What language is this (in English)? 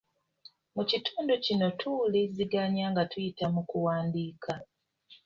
Ganda